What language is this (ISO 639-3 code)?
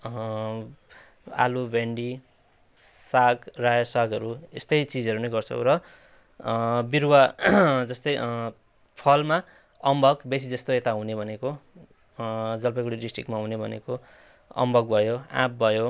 nep